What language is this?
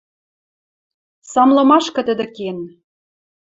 Western Mari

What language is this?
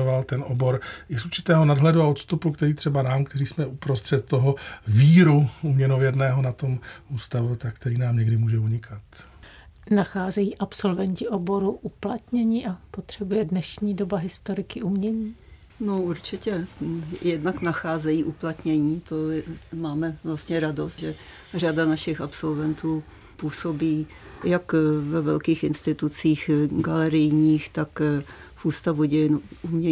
Czech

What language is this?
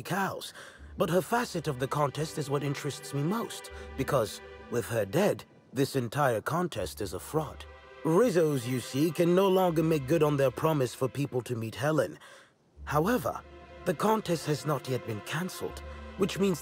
German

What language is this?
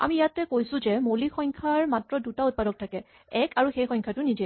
Assamese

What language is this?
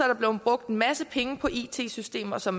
Danish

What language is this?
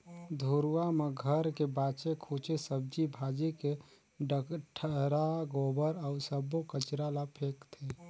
Chhattisgarhi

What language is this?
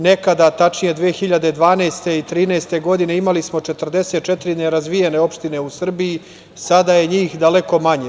Serbian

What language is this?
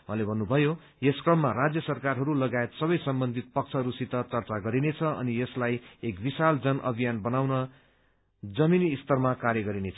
Nepali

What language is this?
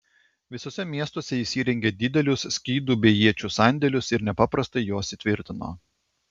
Lithuanian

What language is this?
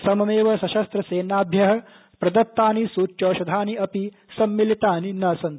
Sanskrit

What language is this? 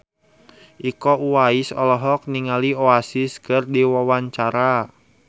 Sundanese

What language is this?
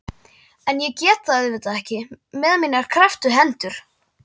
Icelandic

